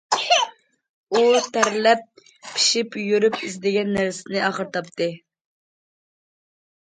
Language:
Uyghur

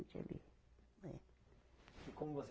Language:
Portuguese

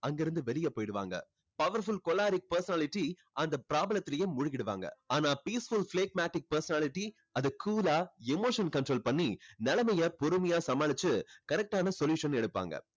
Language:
Tamil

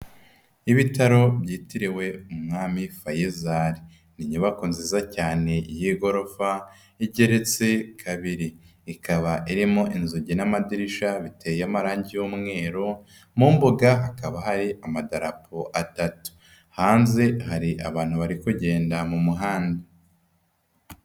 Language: Kinyarwanda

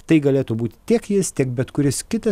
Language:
Lithuanian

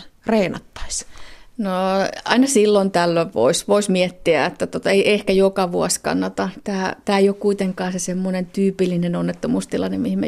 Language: Finnish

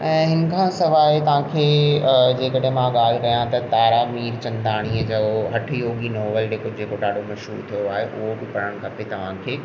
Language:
Sindhi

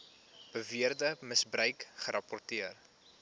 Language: Afrikaans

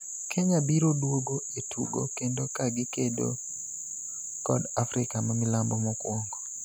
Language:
Luo (Kenya and Tanzania)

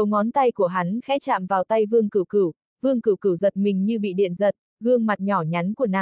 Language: Vietnamese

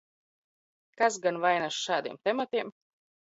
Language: Latvian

